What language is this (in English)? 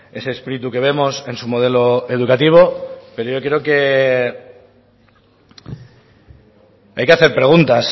Spanish